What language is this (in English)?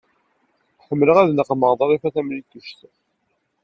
Kabyle